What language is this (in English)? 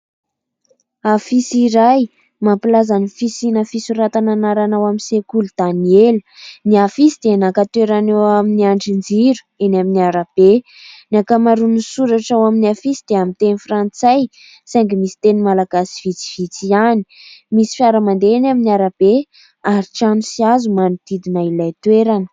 Malagasy